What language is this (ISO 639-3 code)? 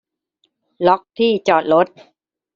tha